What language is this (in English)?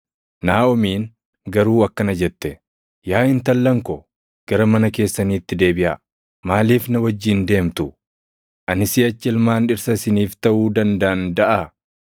Oromo